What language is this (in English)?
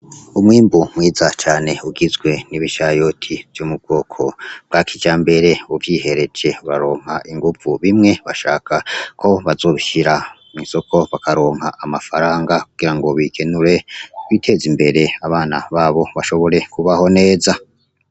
Rundi